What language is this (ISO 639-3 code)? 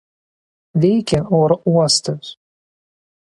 lit